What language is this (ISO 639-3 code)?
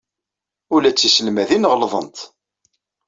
kab